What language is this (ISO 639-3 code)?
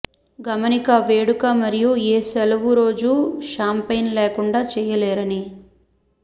tel